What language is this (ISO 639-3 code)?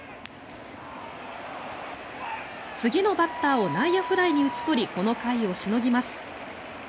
jpn